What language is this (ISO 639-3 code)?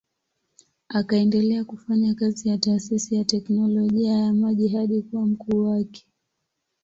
swa